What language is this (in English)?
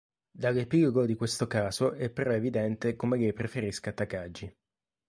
Italian